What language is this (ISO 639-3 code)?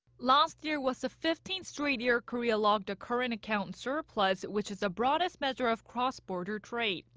eng